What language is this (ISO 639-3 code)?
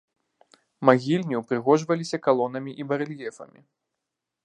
bel